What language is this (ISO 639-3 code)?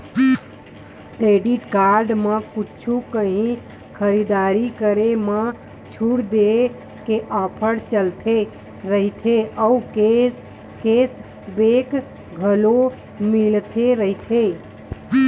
hne